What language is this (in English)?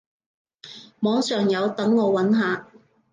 Cantonese